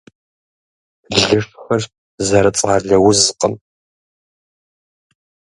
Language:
Kabardian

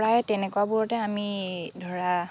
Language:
Assamese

